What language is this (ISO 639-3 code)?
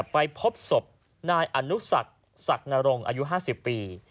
tha